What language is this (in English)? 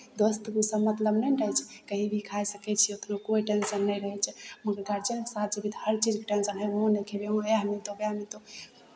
Maithili